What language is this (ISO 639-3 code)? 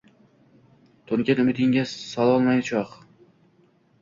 uzb